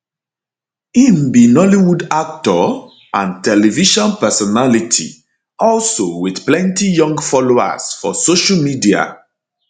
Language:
Nigerian Pidgin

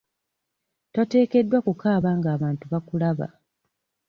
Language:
Ganda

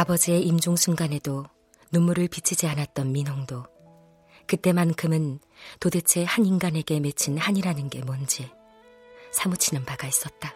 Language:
Korean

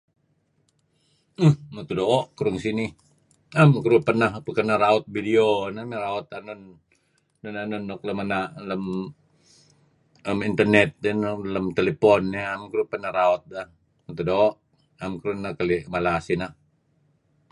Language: Kelabit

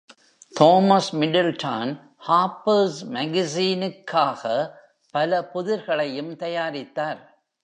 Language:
Tamil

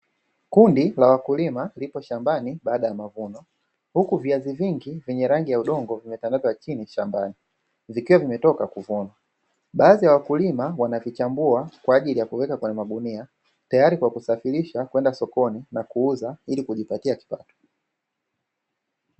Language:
Swahili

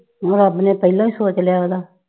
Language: Punjabi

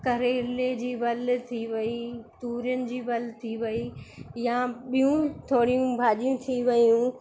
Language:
Sindhi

